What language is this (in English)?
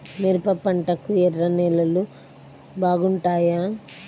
Telugu